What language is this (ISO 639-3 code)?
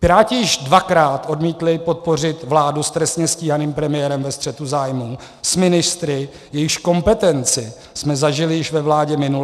ces